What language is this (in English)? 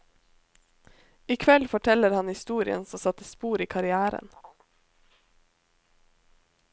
Norwegian